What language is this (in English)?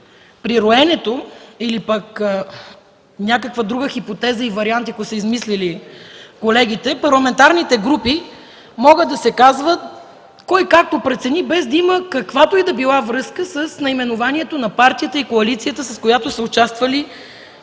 Bulgarian